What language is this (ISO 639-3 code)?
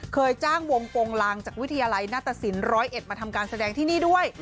tha